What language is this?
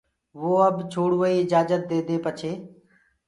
Gurgula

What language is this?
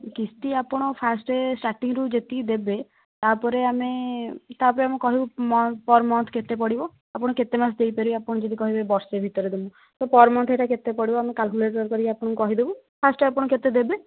Odia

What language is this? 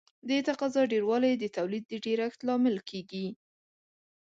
Pashto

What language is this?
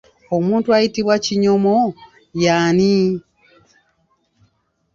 Ganda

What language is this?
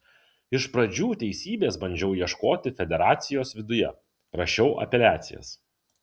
Lithuanian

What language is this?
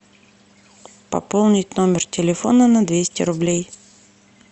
Russian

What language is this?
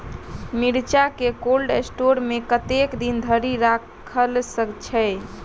Maithili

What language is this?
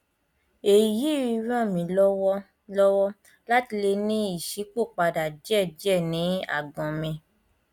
Yoruba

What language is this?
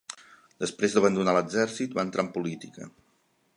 Catalan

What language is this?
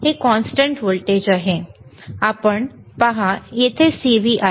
Marathi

